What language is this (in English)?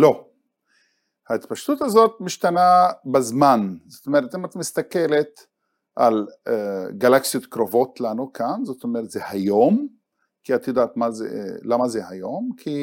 Hebrew